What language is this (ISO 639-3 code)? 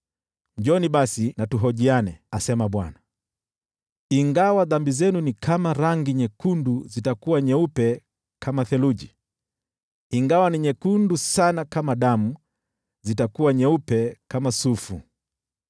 swa